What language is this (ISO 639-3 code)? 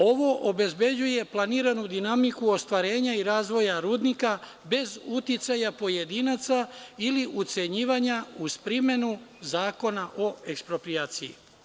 srp